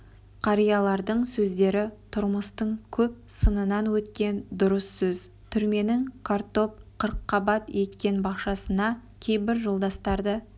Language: Kazakh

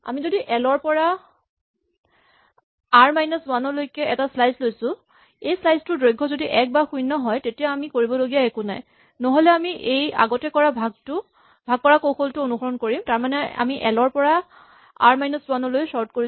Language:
Assamese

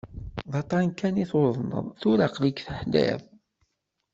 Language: Kabyle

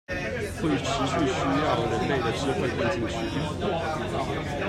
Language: Chinese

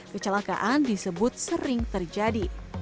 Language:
Indonesian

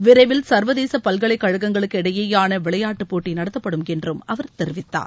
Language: Tamil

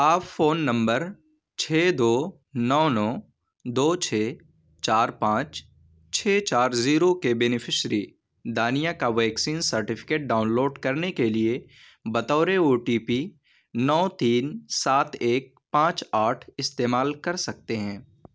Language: Urdu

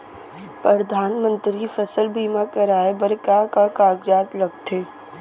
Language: Chhattisgarhi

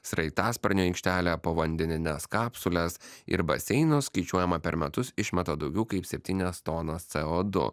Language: Lithuanian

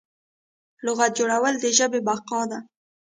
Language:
Pashto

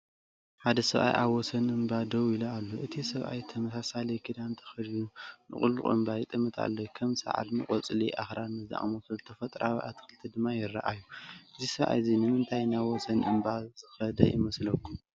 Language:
Tigrinya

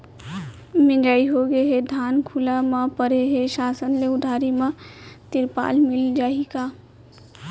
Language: Chhattisgarhi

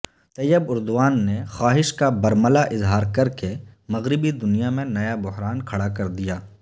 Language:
Urdu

